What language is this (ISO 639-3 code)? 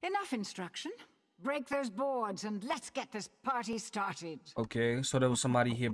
eng